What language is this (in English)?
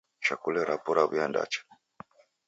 Taita